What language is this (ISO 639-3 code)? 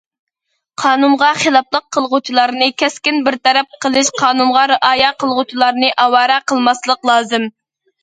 uig